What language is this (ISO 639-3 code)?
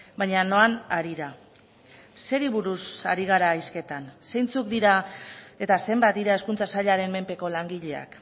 eus